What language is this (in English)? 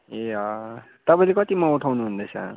Nepali